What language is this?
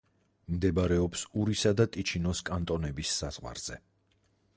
Georgian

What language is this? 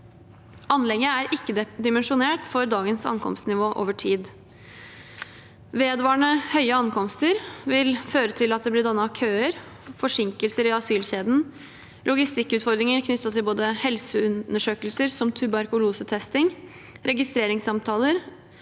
Norwegian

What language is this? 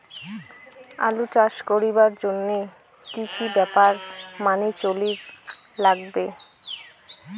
Bangla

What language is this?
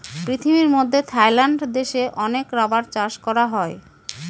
Bangla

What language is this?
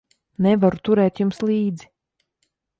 Latvian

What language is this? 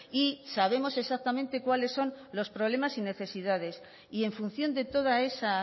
Spanish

